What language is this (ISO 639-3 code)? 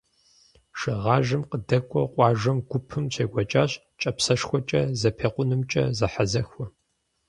kbd